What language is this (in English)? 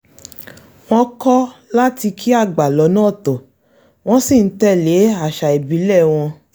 Yoruba